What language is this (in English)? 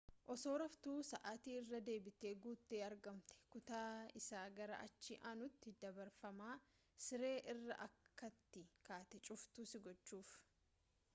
Oromo